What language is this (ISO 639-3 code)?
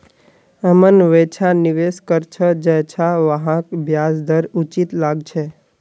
mag